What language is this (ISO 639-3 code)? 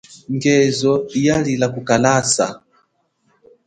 cjk